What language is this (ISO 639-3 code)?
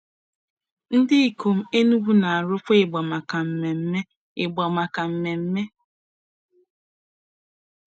ibo